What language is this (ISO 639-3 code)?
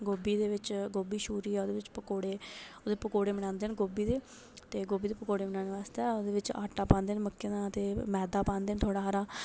doi